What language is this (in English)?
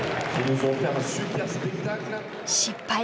Japanese